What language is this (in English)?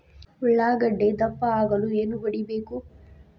Kannada